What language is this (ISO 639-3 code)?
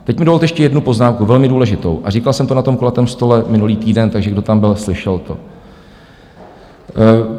ces